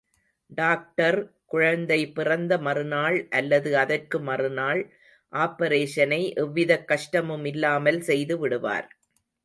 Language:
Tamil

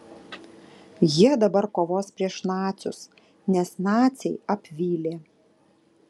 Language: Lithuanian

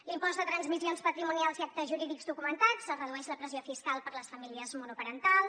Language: Catalan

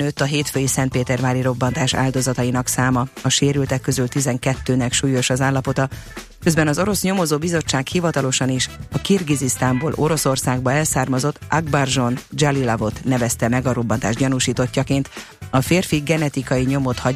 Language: Hungarian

